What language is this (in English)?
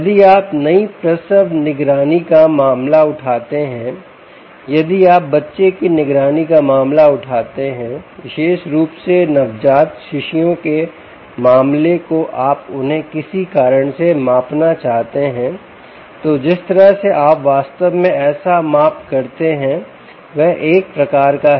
Hindi